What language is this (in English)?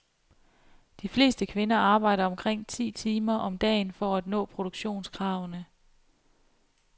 Danish